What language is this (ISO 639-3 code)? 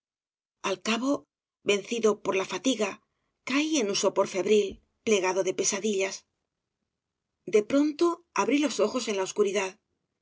spa